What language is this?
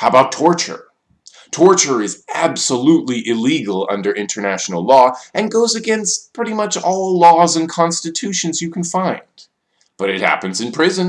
English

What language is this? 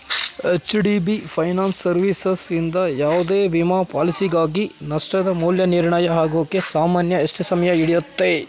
Kannada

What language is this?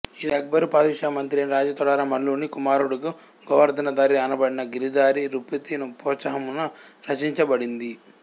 Telugu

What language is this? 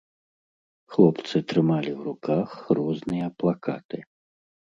Belarusian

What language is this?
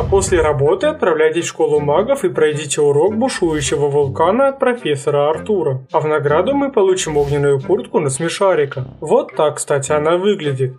Russian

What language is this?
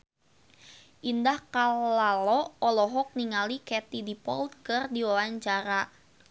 Sundanese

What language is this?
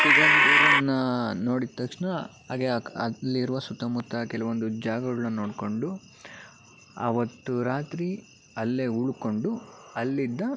Kannada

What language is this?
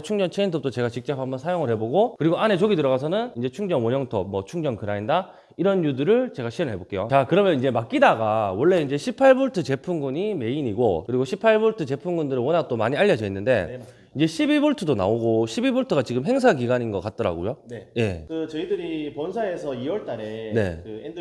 Korean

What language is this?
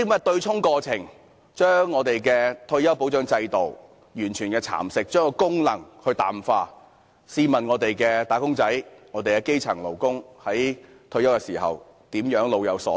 Cantonese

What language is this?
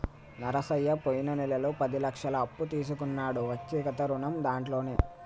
Telugu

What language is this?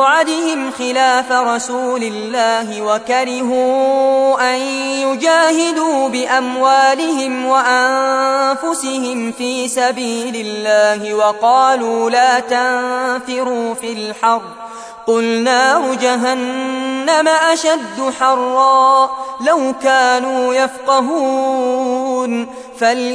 Arabic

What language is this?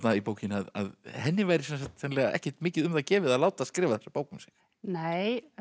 Icelandic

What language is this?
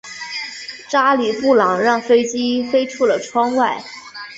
Chinese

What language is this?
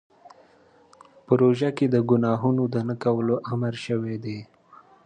Pashto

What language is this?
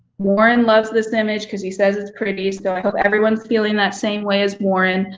English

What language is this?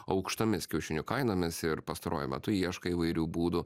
Lithuanian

